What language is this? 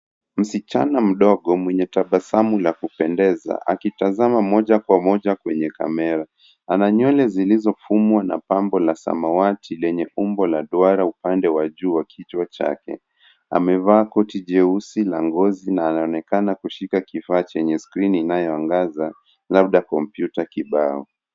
Swahili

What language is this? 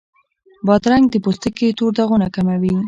Pashto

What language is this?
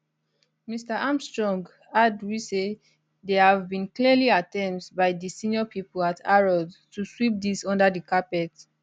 Nigerian Pidgin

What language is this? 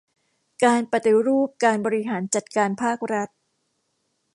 Thai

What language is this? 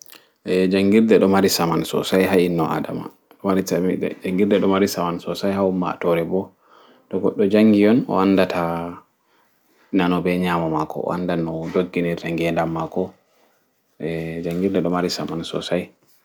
Fula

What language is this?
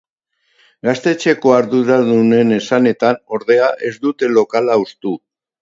Basque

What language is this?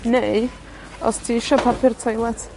Welsh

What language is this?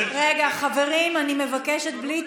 Hebrew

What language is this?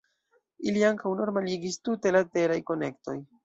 Esperanto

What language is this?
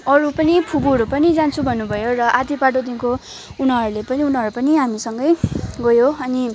Nepali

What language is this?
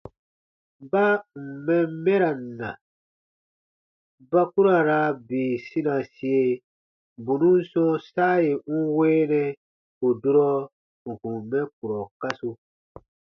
Baatonum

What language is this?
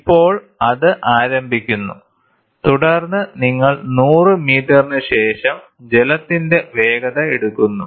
Malayalam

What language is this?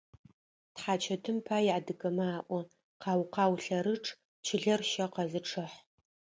Adyghe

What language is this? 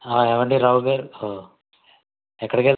Telugu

